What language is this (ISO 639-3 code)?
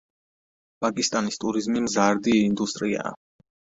kat